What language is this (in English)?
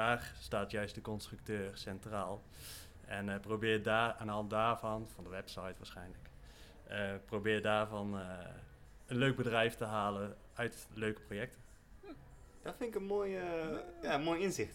Dutch